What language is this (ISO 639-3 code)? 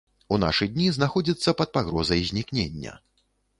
bel